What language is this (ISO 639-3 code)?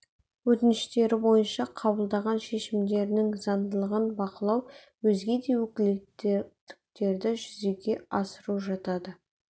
kaz